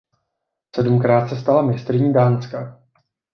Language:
Czech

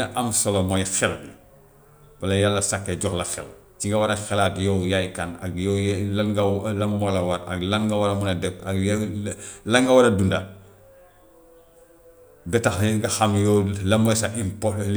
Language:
Gambian Wolof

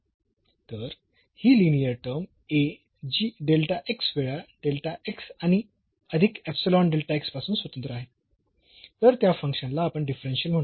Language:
Marathi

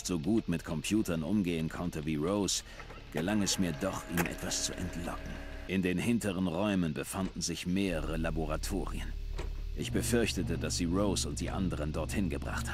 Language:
German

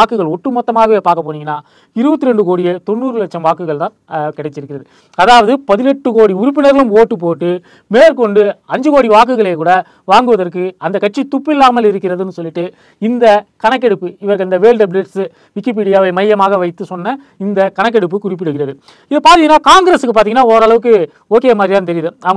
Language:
Romanian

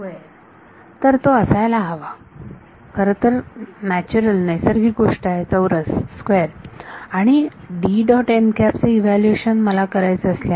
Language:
Marathi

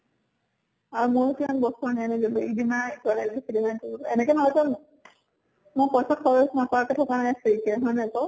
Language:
Assamese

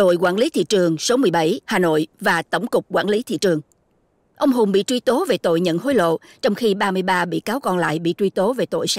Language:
Vietnamese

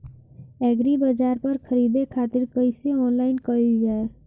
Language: Bhojpuri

